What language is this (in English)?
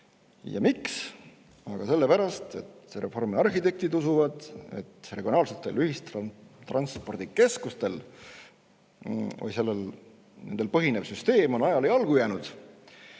Estonian